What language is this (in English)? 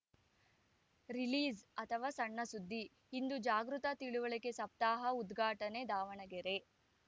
Kannada